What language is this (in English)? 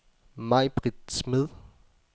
Danish